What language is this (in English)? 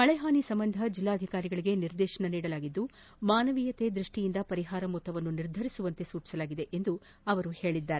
Kannada